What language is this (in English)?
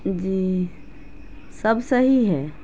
Urdu